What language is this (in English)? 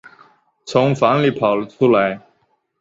Chinese